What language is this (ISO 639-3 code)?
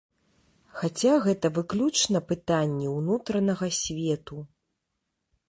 bel